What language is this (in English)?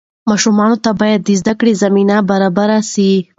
Pashto